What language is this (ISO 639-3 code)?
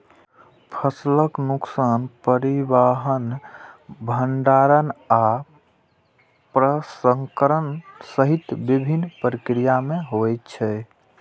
mai